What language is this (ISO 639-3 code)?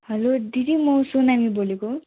nep